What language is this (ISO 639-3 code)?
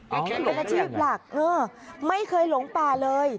tha